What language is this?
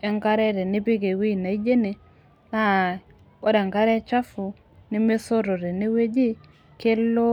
Masai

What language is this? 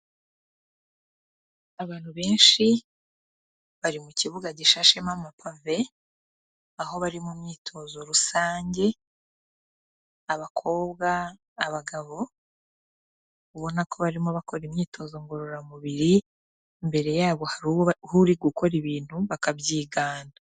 Kinyarwanda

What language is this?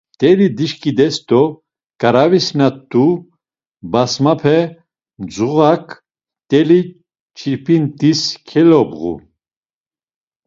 Laz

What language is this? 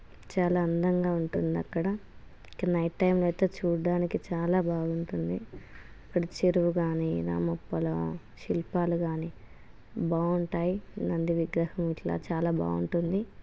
Telugu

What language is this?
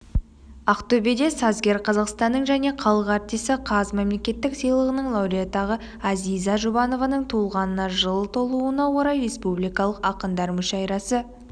Kazakh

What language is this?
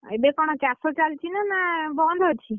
Odia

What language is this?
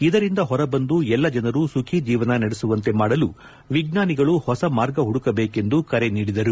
Kannada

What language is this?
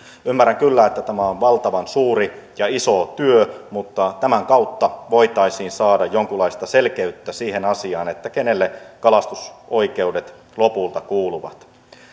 Finnish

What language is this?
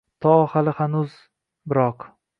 Uzbek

